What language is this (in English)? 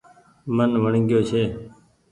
Goaria